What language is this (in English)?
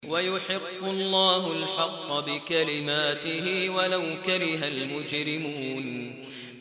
Arabic